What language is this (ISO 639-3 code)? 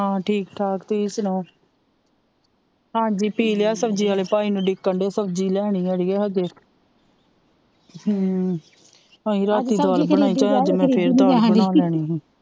pan